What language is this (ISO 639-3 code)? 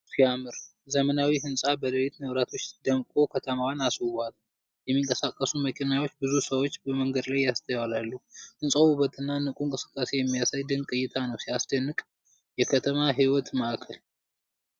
amh